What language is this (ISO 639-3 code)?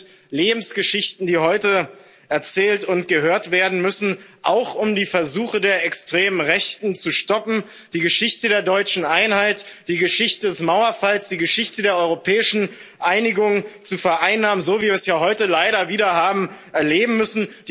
deu